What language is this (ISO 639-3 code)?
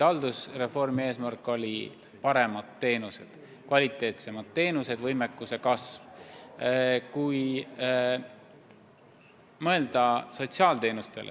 est